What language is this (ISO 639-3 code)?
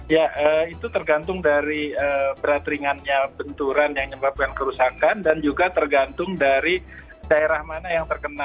ind